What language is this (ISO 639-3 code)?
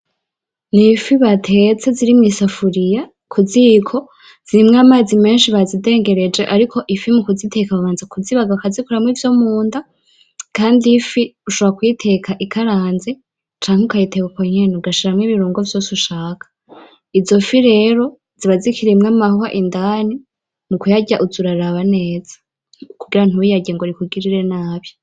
run